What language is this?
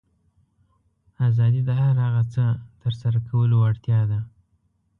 Pashto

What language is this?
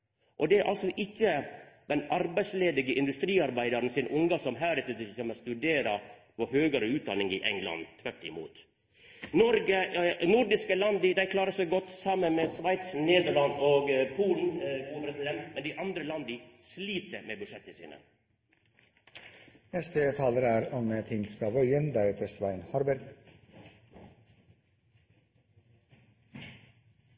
Norwegian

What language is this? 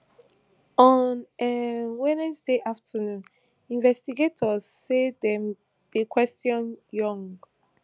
Nigerian Pidgin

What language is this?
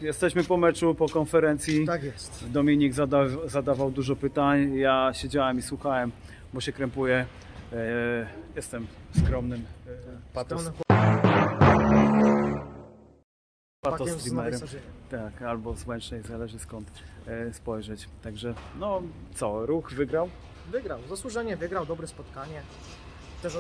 Polish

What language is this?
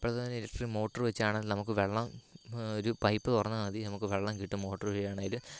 Malayalam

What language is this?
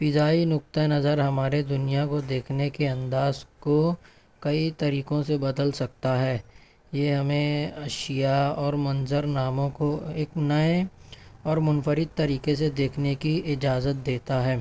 Urdu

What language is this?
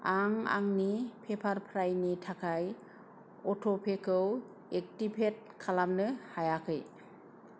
Bodo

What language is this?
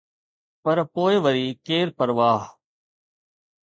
Sindhi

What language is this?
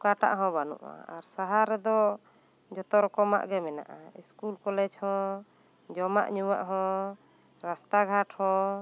Santali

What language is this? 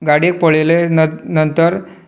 Konkani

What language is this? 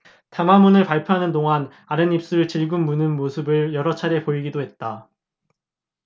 Korean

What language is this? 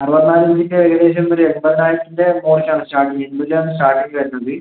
Malayalam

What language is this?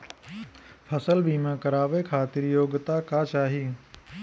Bhojpuri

